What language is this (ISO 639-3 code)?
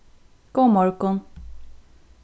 fao